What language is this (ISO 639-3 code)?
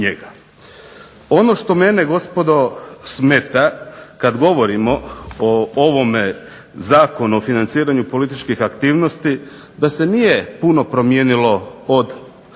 hrv